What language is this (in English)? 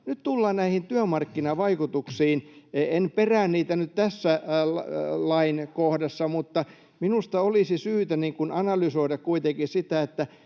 Finnish